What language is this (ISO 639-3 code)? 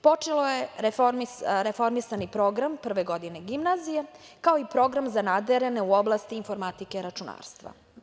srp